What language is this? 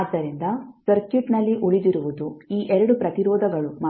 Kannada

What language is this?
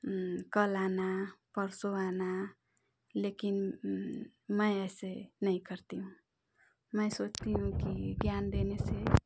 Hindi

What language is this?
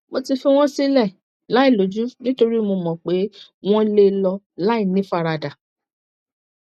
Yoruba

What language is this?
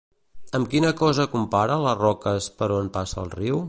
Catalan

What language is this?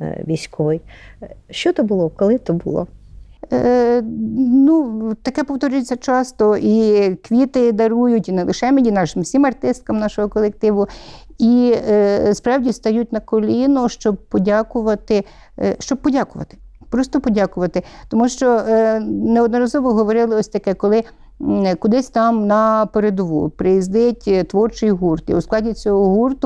Ukrainian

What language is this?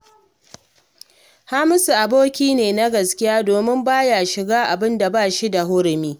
Hausa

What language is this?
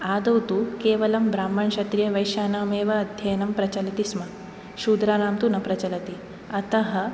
Sanskrit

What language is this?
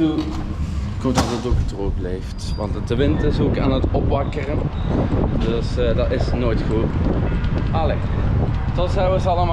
Dutch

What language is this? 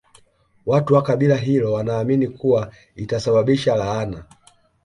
Swahili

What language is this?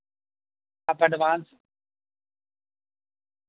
Urdu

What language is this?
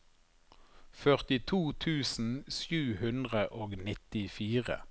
Norwegian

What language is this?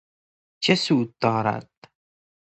Persian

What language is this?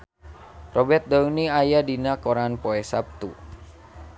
Sundanese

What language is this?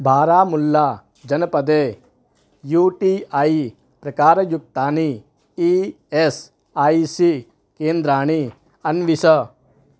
Sanskrit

